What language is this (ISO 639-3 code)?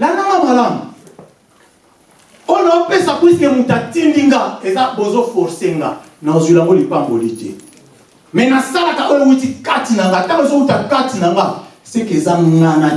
fra